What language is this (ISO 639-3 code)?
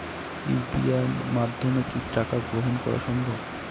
ben